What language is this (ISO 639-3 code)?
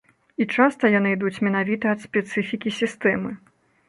bel